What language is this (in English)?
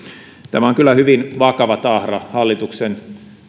Finnish